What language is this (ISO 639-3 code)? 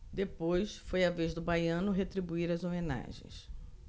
por